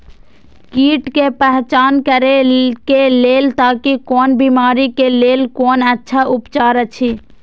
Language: Maithili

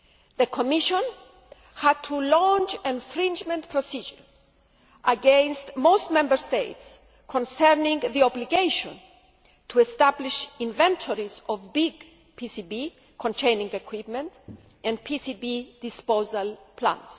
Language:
English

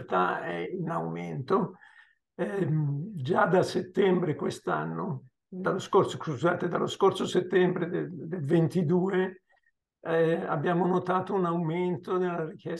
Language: Italian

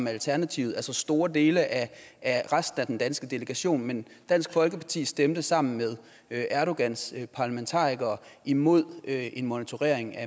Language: Danish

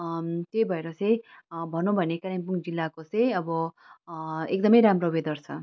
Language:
Nepali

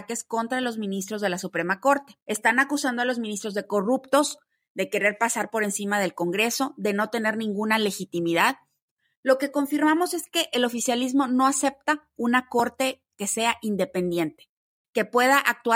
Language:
Spanish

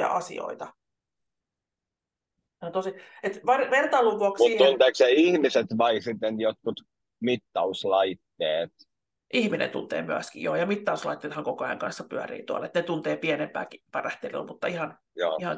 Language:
Finnish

